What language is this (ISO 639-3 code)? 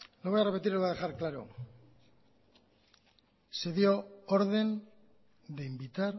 spa